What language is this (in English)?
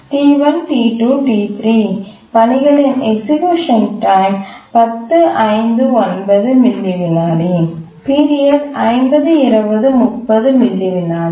Tamil